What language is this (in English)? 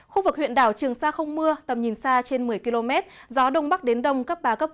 Vietnamese